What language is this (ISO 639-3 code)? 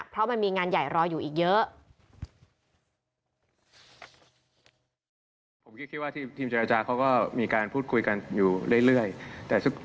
tha